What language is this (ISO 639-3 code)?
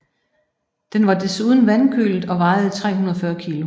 dan